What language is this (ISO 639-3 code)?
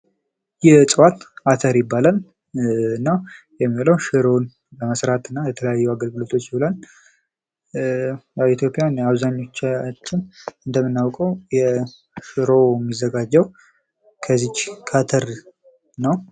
amh